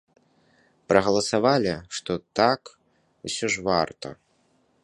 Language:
Belarusian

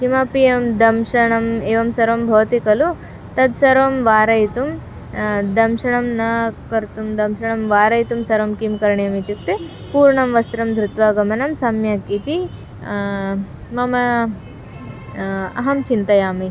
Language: Sanskrit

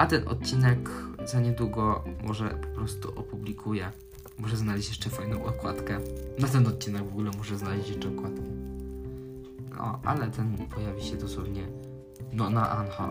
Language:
Polish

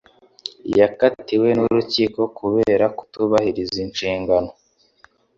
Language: Kinyarwanda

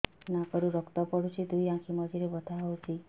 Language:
Odia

